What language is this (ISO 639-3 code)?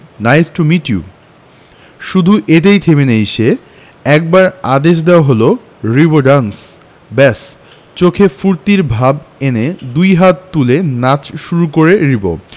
ben